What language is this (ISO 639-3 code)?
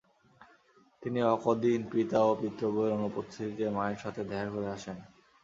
ben